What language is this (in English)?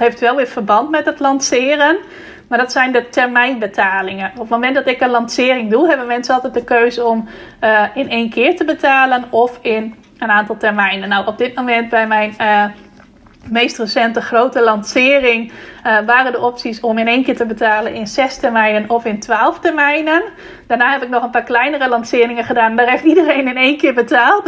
Dutch